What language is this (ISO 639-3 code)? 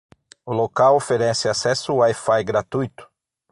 por